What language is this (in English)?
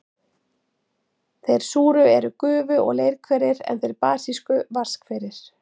Icelandic